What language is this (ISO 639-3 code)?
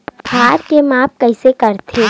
hne